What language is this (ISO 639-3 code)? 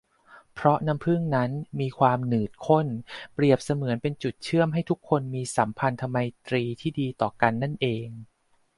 tha